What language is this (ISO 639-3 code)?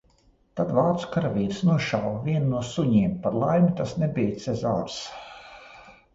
lav